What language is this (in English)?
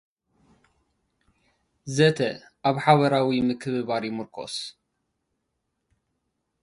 Tigrinya